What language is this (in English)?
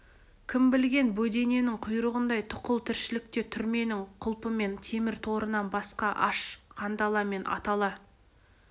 Kazakh